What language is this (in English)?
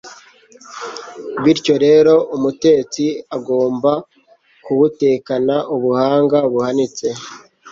Kinyarwanda